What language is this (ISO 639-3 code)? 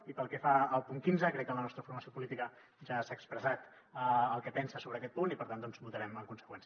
cat